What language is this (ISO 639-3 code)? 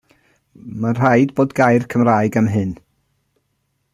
cym